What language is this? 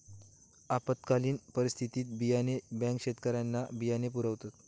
Marathi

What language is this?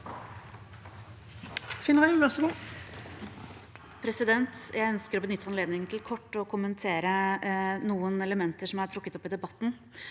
Norwegian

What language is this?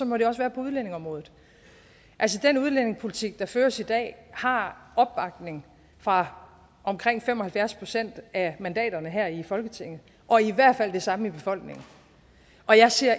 Danish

